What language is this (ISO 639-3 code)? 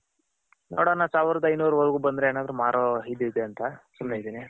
kan